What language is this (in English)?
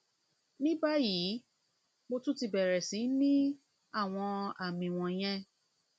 Yoruba